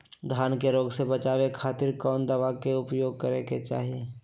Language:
Magahi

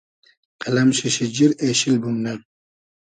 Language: Hazaragi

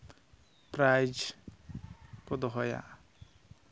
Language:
Santali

